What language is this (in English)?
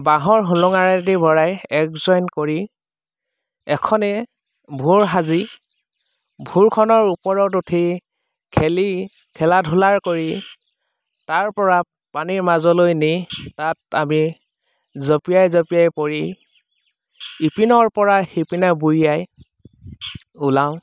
Assamese